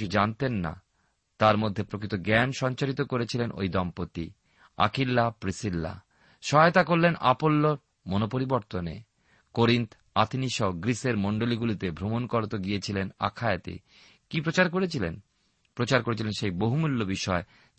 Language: Bangla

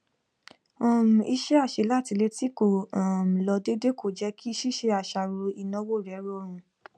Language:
Yoruba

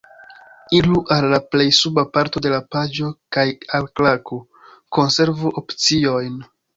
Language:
Esperanto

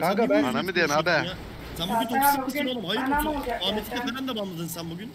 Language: Turkish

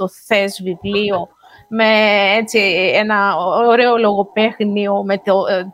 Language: Greek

